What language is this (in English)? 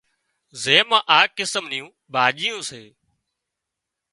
Wadiyara Koli